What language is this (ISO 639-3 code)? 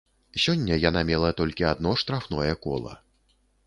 bel